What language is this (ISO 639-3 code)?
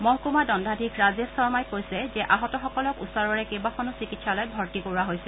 asm